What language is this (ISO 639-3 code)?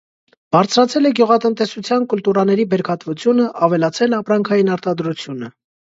hye